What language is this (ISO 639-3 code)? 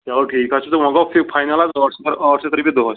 kas